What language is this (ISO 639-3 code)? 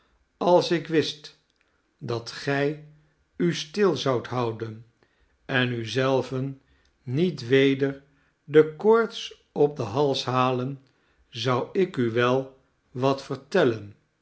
nld